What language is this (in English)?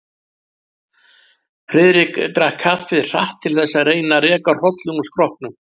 Icelandic